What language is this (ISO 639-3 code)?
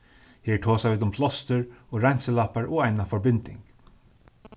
fao